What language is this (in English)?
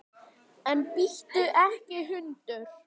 Icelandic